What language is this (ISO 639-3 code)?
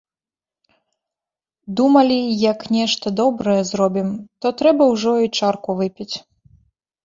bel